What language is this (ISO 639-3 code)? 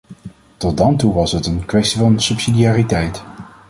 nld